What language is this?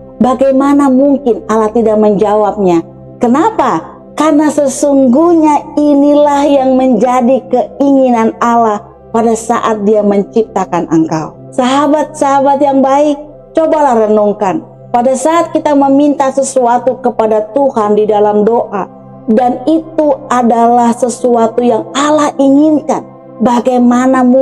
Indonesian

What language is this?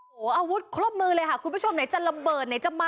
Thai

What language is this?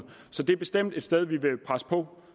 Danish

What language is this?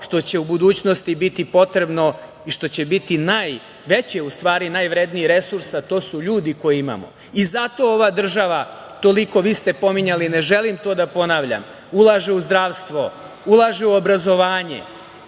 Serbian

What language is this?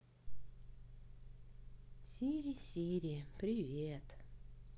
Russian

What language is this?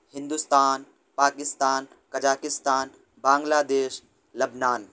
Urdu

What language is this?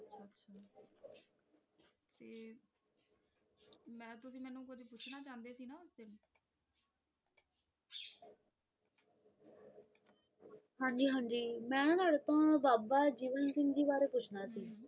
Punjabi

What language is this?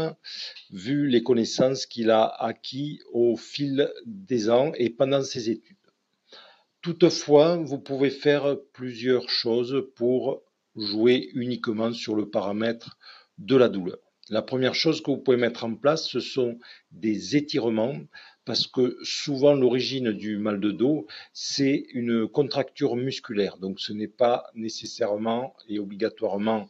French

